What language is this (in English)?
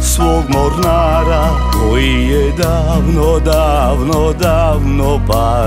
Romanian